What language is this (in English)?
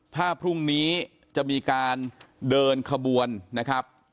Thai